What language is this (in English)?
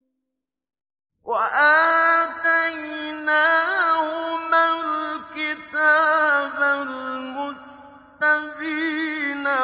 Arabic